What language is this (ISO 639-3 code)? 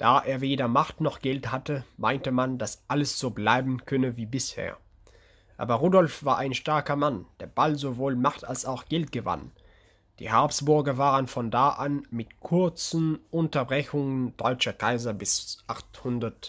deu